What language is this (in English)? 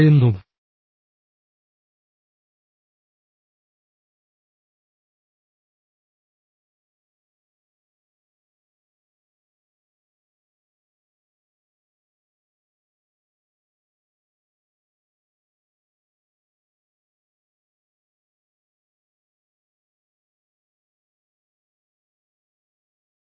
Malayalam